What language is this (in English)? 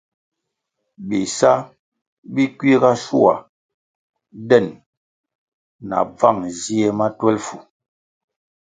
Kwasio